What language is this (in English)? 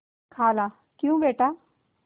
Hindi